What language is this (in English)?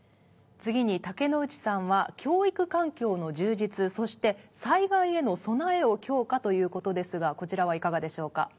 Japanese